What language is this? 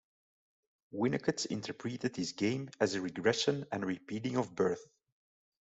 English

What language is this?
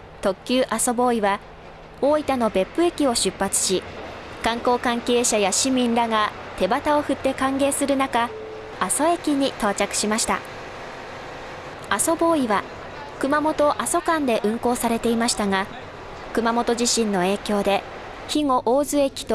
Japanese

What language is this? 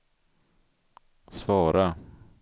Swedish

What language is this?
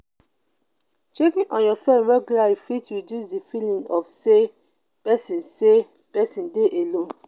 Nigerian Pidgin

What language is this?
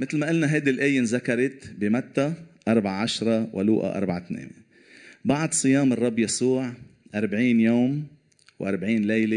Arabic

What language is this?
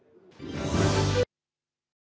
Ukrainian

